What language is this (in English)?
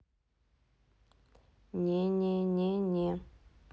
Russian